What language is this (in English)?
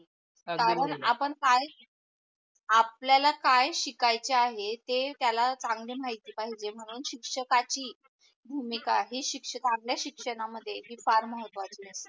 Marathi